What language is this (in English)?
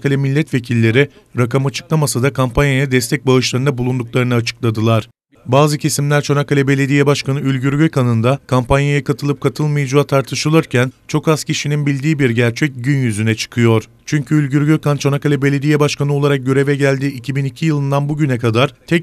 Turkish